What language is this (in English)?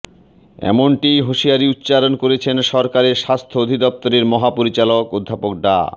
Bangla